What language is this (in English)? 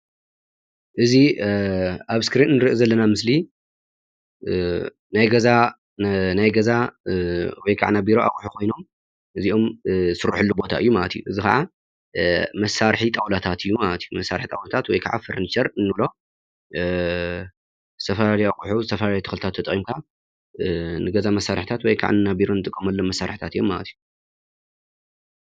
Tigrinya